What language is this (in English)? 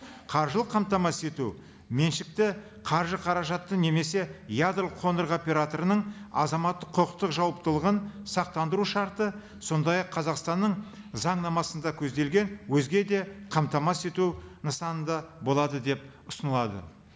Kazakh